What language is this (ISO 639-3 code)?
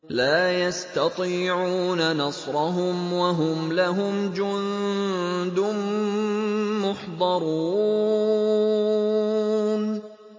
ara